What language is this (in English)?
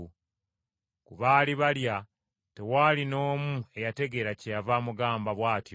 Ganda